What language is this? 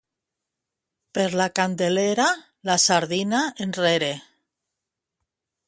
Catalan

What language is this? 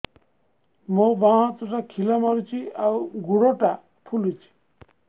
Odia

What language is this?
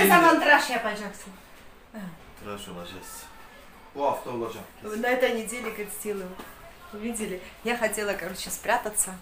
Russian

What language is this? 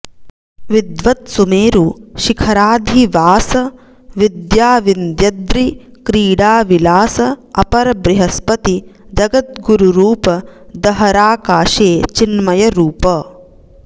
Sanskrit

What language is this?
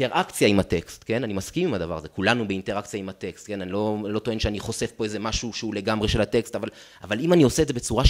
Hebrew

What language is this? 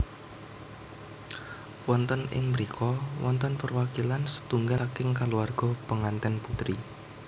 Javanese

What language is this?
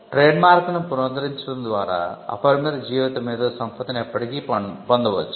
Telugu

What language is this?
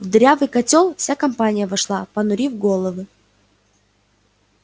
Russian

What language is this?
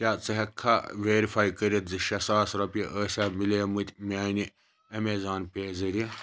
Kashmiri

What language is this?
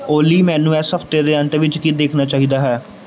Punjabi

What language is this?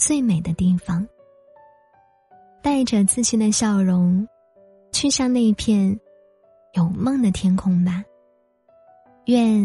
Chinese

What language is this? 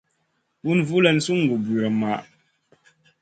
Masana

